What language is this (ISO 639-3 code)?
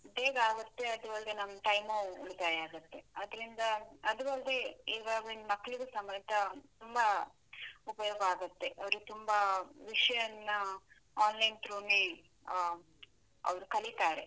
kan